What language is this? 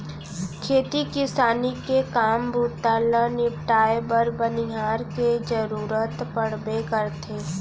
Chhattisgarhi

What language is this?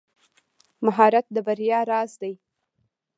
Pashto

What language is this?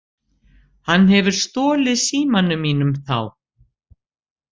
Icelandic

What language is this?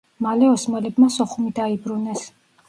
Georgian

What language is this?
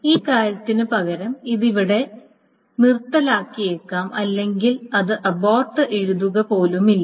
Malayalam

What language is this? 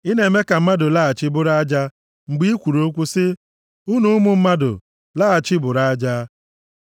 Igbo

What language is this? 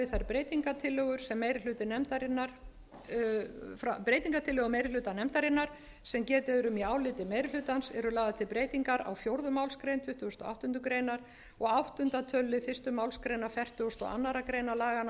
Icelandic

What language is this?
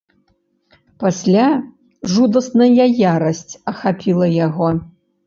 Belarusian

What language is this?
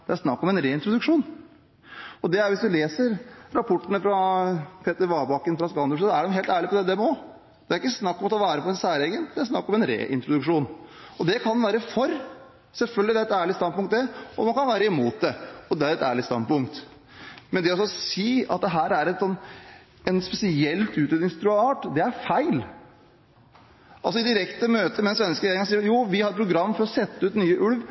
Norwegian Bokmål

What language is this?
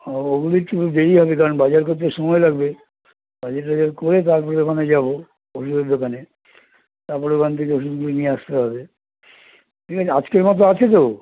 Bangla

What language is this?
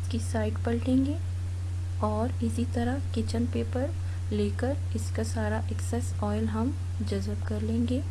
Hindi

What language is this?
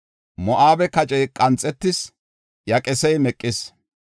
Gofa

